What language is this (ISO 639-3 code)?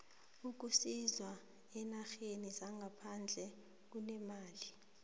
nbl